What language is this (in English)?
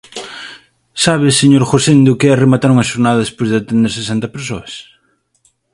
Galician